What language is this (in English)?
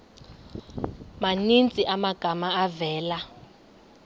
Xhosa